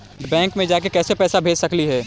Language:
Magahi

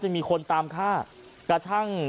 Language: Thai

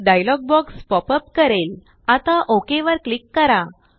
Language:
Marathi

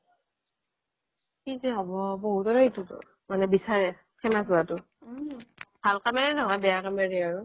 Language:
Assamese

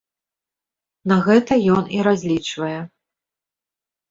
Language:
Belarusian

